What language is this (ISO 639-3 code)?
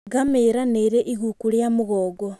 kik